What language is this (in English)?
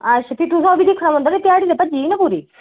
Dogri